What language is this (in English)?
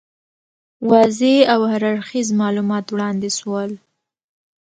Pashto